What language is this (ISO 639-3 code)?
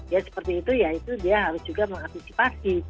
ind